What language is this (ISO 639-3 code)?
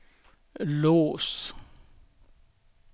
swe